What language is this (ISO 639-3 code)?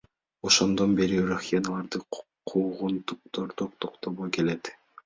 kir